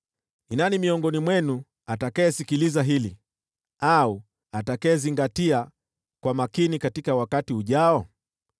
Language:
Swahili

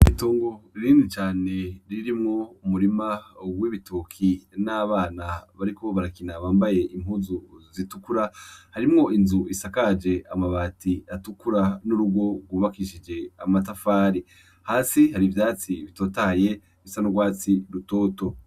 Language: Rundi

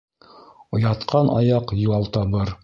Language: Bashkir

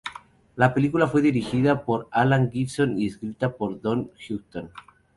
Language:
Spanish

